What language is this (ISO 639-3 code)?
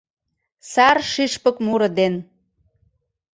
chm